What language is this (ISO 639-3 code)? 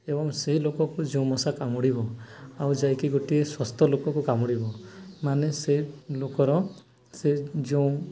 ori